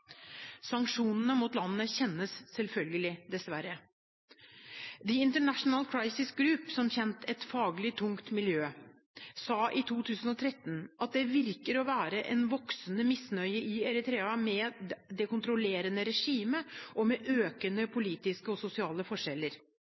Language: Norwegian Bokmål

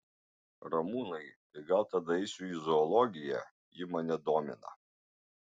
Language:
Lithuanian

